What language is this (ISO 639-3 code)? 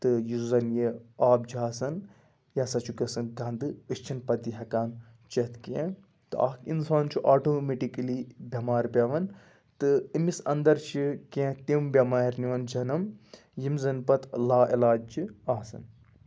kas